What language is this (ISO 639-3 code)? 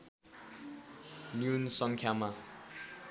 nep